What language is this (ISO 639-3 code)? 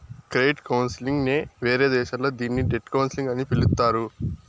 tel